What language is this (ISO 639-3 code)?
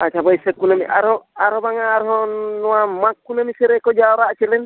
sat